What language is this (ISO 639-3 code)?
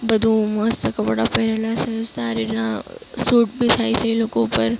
guj